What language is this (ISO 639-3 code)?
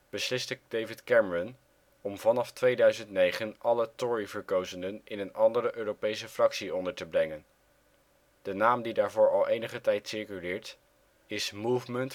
nld